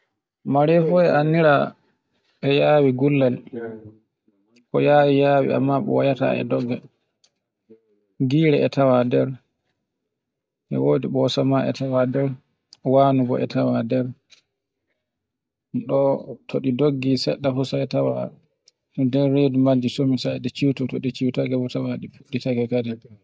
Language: Borgu Fulfulde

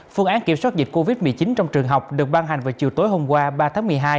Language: Vietnamese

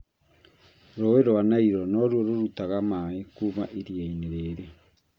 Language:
Kikuyu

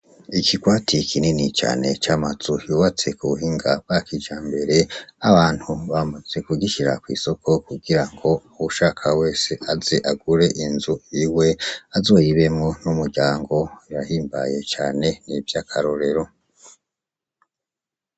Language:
Rundi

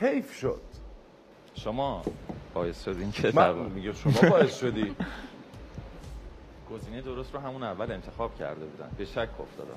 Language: Persian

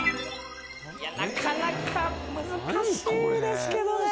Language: Japanese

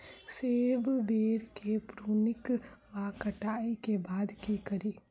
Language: Maithili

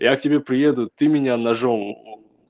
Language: Russian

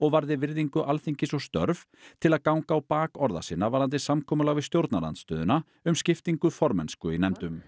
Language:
Icelandic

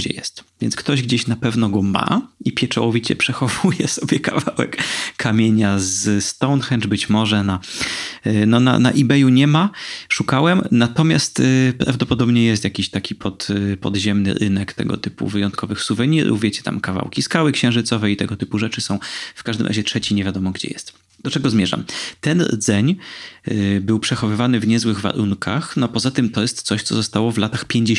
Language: Polish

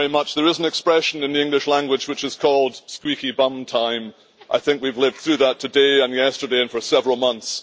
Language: English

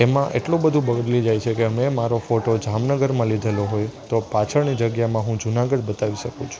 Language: Gujarati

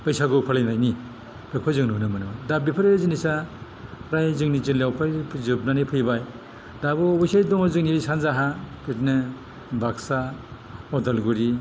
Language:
Bodo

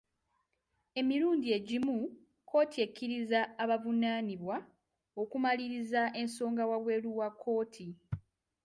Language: Ganda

